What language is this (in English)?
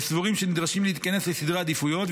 Hebrew